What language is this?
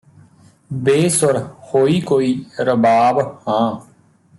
Punjabi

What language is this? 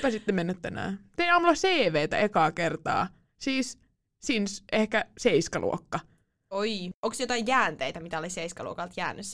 Finnish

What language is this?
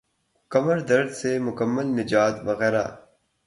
Urdu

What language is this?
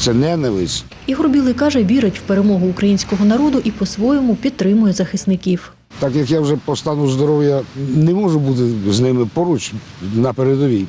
Ukrainian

